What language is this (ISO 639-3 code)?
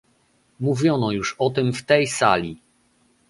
pol